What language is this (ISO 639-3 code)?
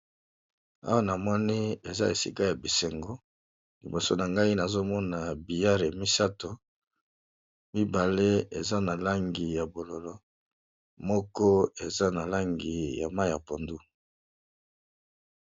lin